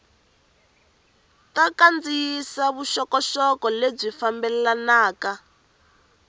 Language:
Tsonga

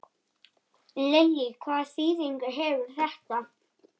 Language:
Icelandic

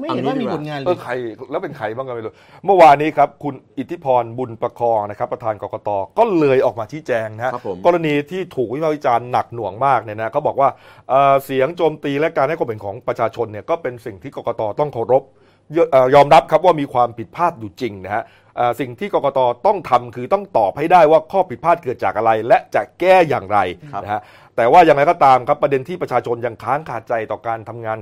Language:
Thai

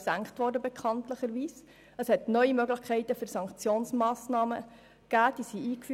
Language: Swiss German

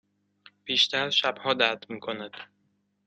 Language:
Persian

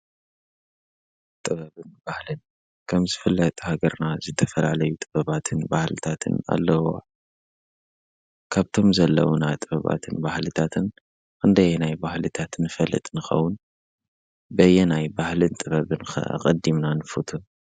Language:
Tigrinya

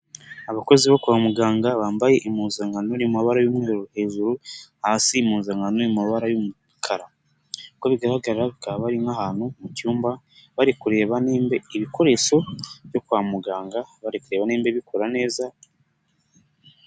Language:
Kinyarwanda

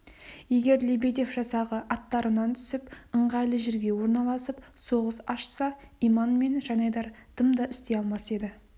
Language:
Kazakh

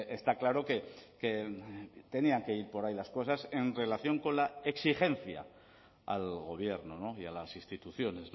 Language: Spanish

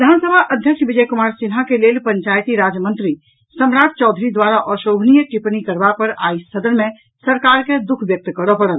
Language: Maithili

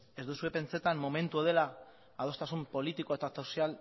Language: Basque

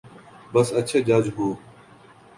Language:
Urdu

